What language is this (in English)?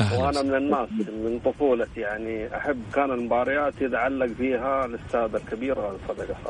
Arabic